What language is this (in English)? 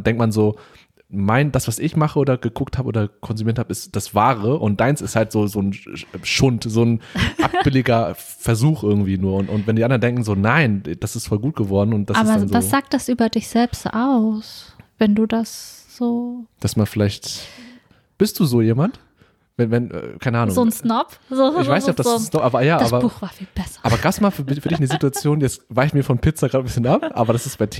German